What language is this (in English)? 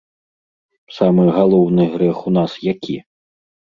Belarusian